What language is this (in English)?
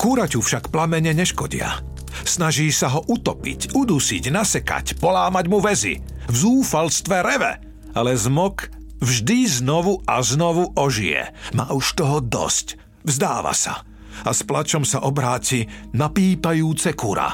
Slovak